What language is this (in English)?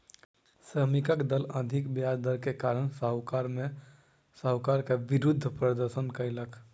Maithili